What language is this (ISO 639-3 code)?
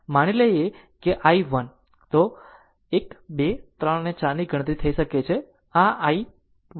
guj